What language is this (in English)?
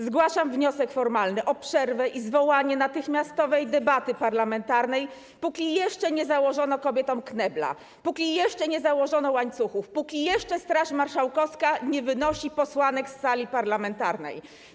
Polish